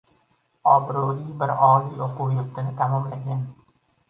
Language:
Uzbek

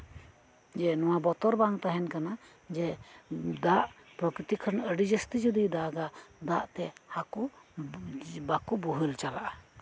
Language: Santali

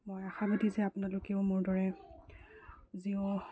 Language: Assamese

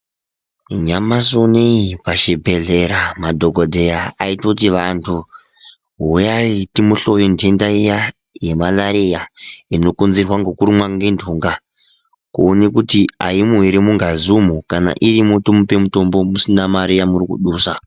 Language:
Ndau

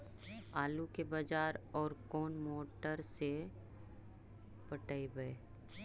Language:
Magahi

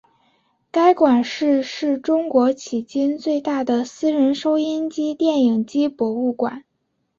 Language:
Chinese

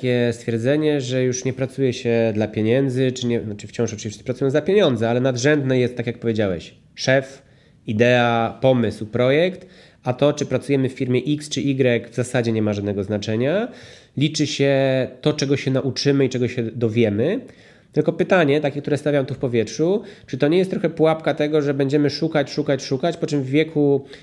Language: Polish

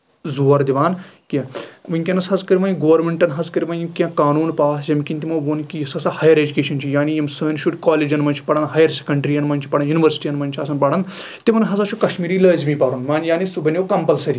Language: Kashmiri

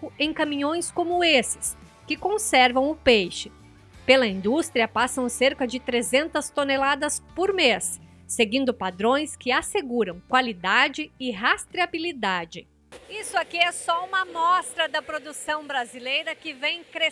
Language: Portuguese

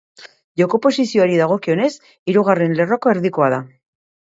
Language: Basque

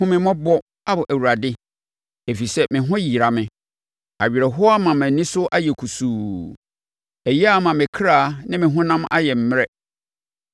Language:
Akan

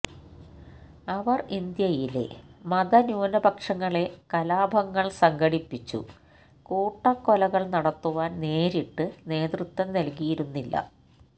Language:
Malayalam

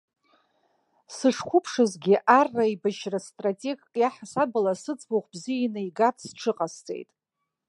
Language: Abkhazian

